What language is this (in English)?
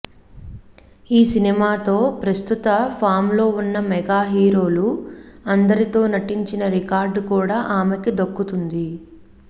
Telugu